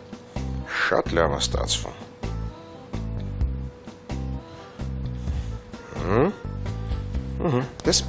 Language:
Romanian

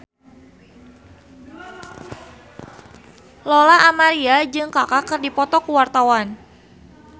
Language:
Sundanese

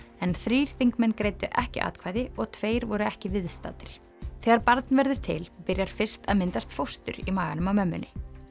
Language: Icelandic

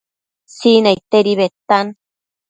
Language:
Matsés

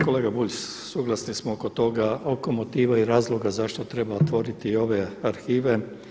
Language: Croatian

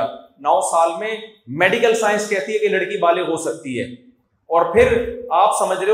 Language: Urdu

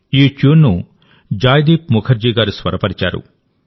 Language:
Telugu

